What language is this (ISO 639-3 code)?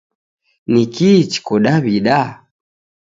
dav